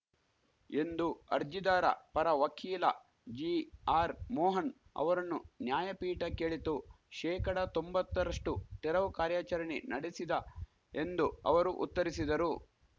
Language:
Kannada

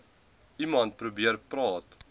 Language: Afrikaans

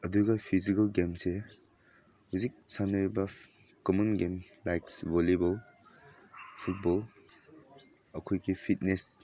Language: Manipuri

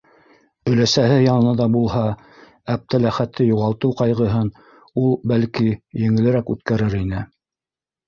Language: Bashkir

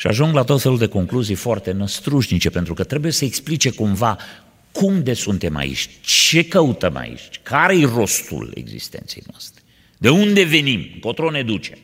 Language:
Romanian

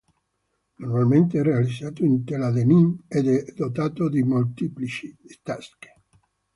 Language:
Italian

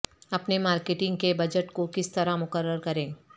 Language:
Urdu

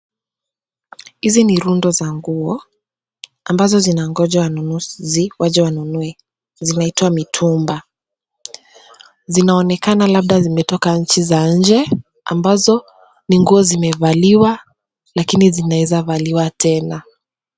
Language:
Swahili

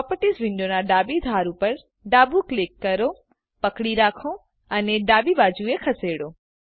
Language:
Gujarati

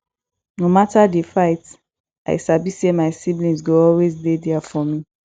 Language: Nigerian Pidgin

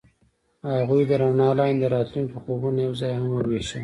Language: Pashto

